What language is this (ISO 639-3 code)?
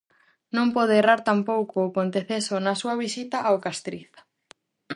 glg